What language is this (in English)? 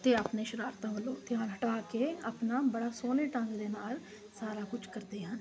Punjabi